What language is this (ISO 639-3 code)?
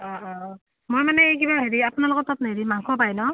asm